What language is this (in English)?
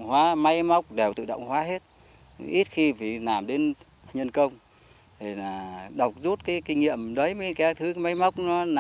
Vietnamese